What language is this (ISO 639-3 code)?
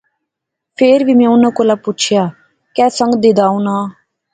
phr